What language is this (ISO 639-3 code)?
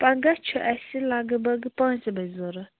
kas